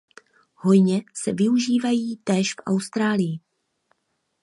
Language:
Czech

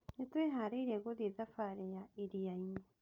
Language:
Kikuyu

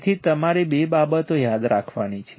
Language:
Gujarati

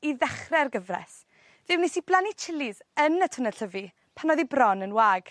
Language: Welsh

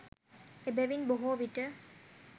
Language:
Sinhala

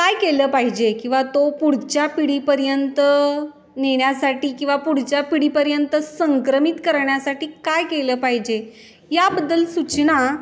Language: Marathi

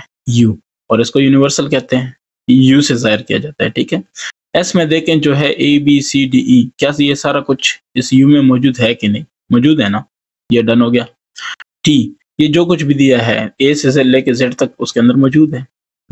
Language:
Hindi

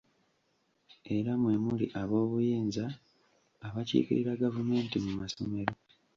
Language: Ganda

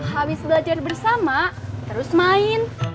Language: Indonesian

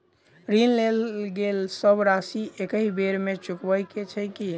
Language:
Maithili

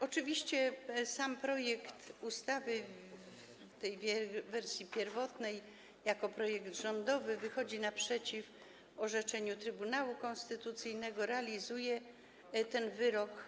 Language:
Polish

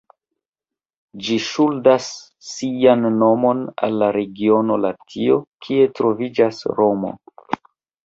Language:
Esperanto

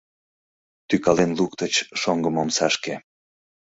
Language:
Mari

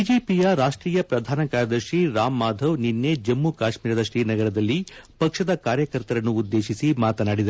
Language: Kannada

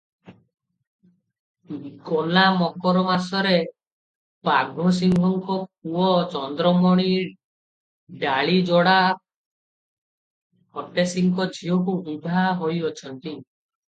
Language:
Odia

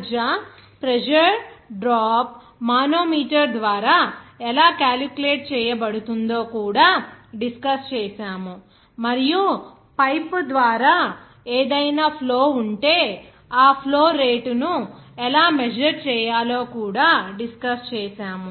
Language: Telugu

